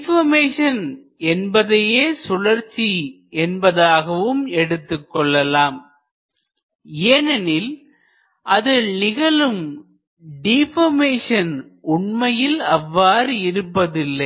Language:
Tamil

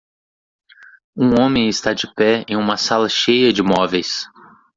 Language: Portuguese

